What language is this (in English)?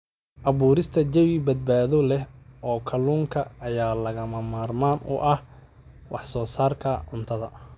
Somali